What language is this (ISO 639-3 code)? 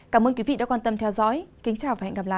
vie